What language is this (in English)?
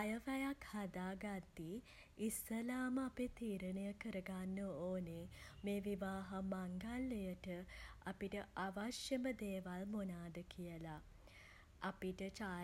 Sinhala